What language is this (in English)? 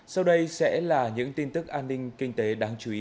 Vietnamese